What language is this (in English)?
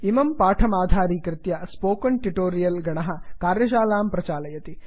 Sanskrit